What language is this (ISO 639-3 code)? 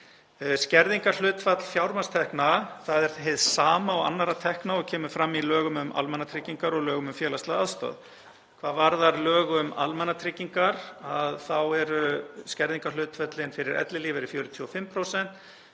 isl